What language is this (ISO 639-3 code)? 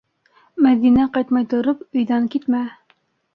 bak